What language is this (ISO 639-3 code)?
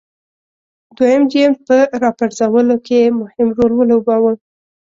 pus